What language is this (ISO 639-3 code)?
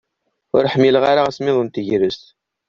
kab